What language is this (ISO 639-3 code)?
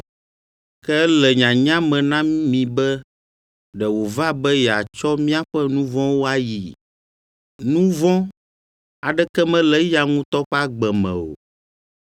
ewe